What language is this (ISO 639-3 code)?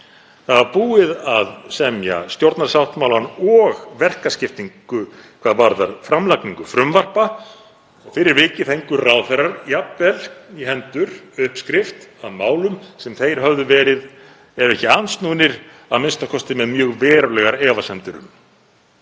isl